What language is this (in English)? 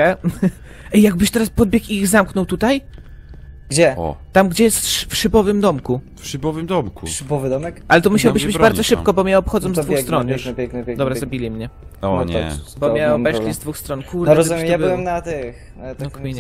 Polish